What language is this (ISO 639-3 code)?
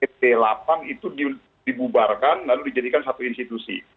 ind